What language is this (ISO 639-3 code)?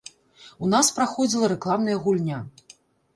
bel